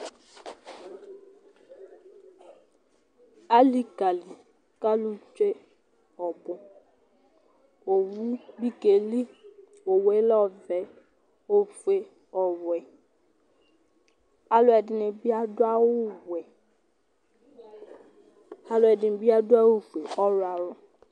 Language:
Ikposo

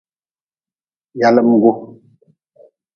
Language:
Nawdm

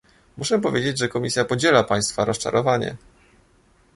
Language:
Polish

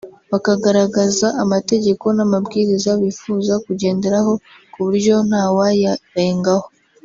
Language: Kinyarwanda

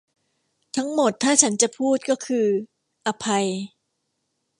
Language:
Thai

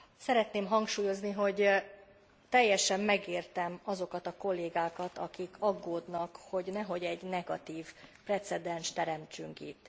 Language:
Hungarian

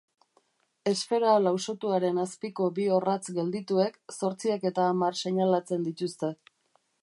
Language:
Basque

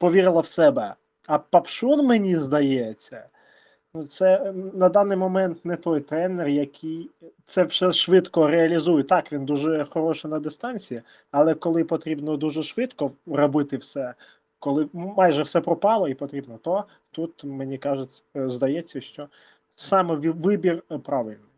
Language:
Ukrainian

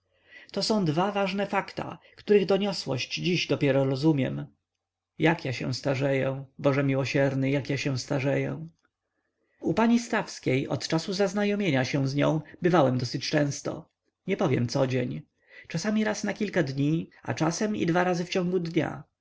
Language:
Polish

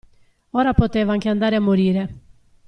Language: Italian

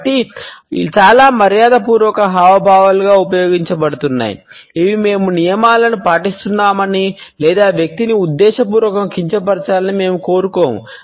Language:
Telugu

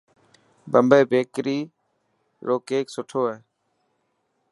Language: Dhatki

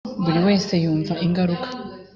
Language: Kinyarwanda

